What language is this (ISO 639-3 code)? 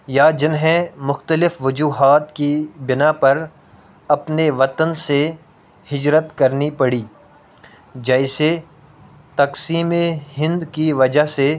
urd